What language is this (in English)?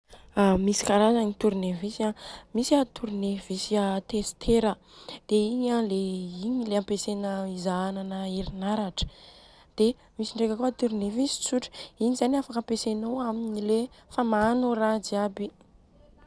Southern Betsimisaraka Malagasy